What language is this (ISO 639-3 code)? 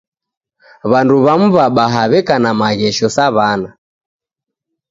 dav